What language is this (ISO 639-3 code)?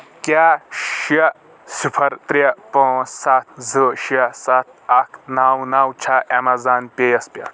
kas